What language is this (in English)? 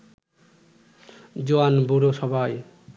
Bangla